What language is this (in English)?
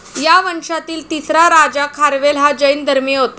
Marathi